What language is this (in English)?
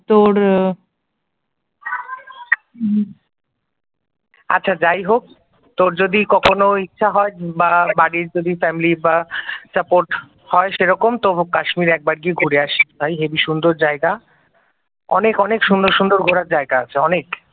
Bangla